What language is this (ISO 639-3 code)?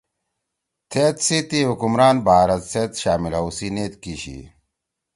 trw